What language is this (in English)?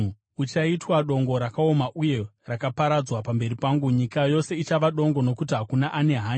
Shona